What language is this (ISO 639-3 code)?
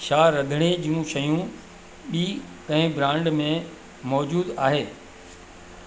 snd